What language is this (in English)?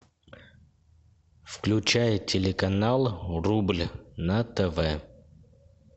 Russian